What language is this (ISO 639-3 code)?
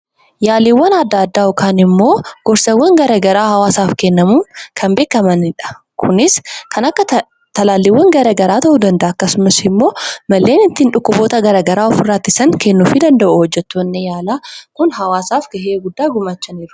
orm